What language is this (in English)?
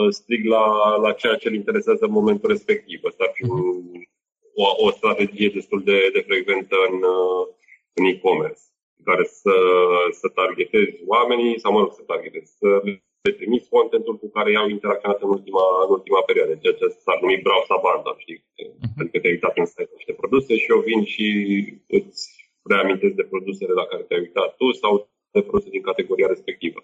Romanian